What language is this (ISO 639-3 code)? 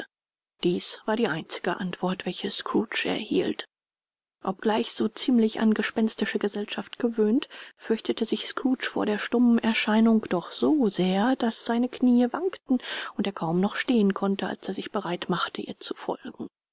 deu